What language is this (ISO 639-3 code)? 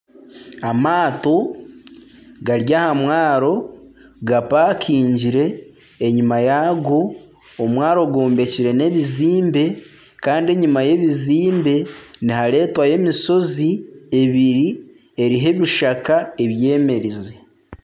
nyn